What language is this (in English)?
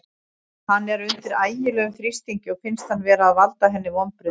Icelandic